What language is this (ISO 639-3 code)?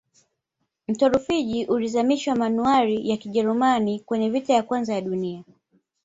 swa